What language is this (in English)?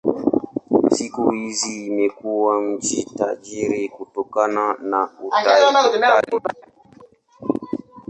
Swahili